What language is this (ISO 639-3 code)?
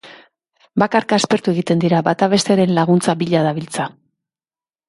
eus